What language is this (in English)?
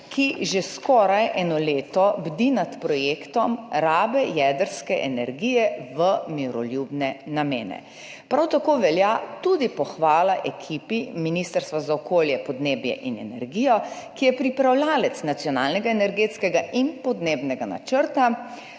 Slovenian